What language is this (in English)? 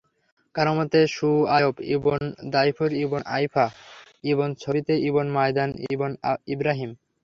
Bangla